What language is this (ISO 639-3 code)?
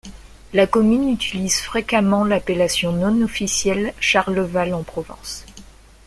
fra